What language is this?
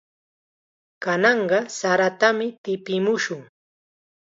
Chiquián Ancash Quechua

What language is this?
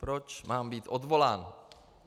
Czech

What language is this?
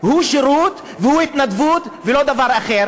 Hebrew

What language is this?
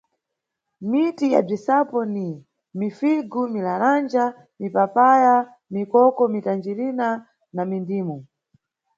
Nyungwe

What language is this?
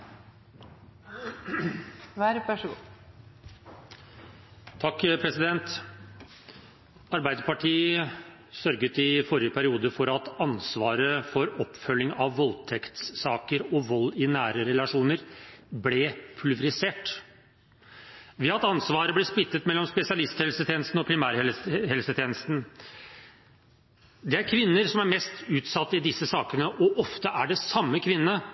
Norwegian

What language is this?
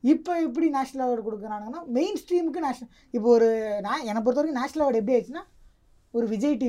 Tamil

